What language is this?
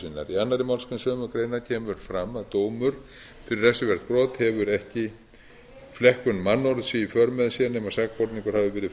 Icelandic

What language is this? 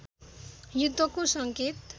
Nepali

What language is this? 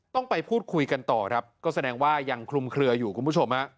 Thai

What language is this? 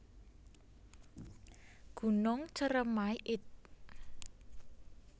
Javanese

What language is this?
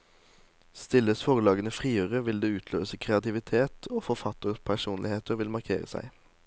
Norwegian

